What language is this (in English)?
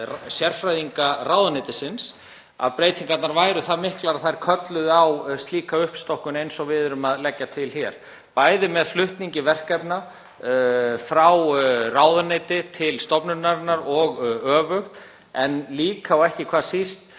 Icelandic